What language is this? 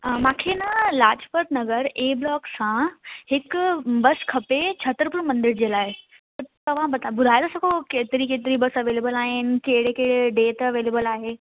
Sindhi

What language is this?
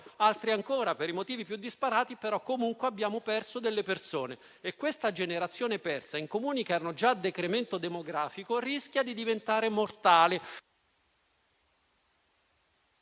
Italian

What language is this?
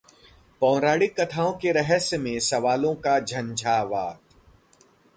Hindi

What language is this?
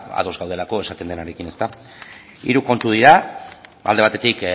Basque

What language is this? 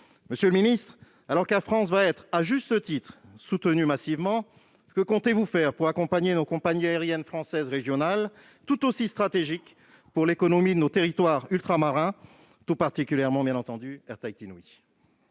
French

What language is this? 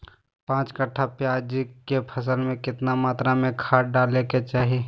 Magahi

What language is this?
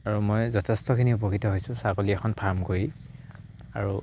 Assamese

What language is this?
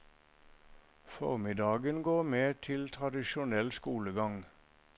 Norwegian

